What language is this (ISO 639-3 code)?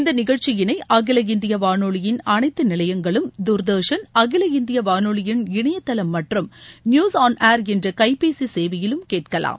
tam